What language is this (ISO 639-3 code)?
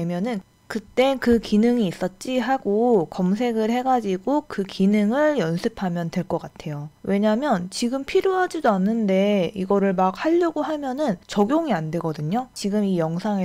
kor